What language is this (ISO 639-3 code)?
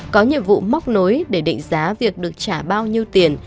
vie